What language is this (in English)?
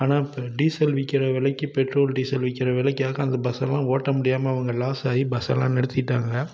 Tamil